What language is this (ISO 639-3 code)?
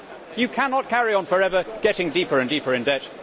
eng